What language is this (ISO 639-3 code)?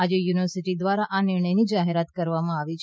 guj